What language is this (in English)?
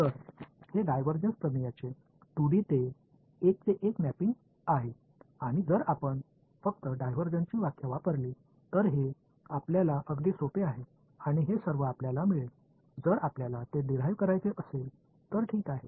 Marathi